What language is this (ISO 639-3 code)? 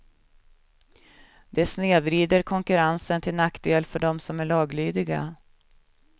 swe